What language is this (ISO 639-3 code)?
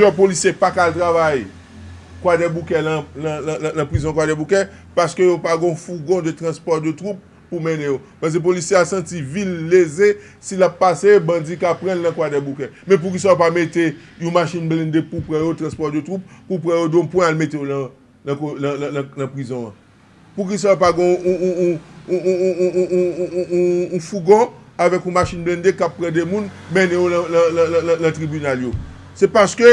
fra